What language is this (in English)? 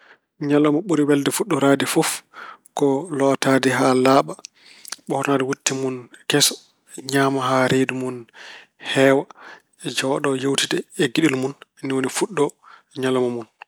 Fula